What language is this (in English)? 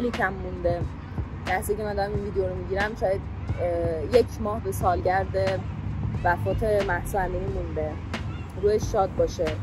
Persian